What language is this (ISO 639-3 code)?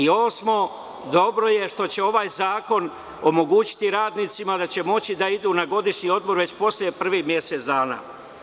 srp